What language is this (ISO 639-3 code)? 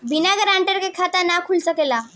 bho